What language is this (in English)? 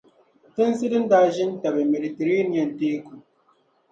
Dagbani